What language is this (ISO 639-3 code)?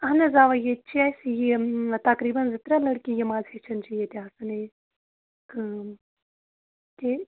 kas